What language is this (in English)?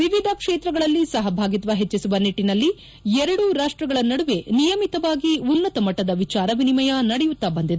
Kannada